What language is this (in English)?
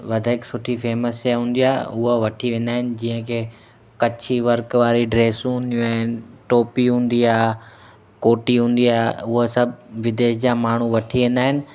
Sindhi